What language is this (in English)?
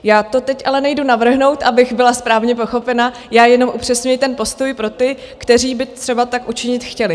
Czech